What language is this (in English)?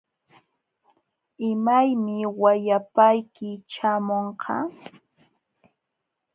Jauja Wanca Quechua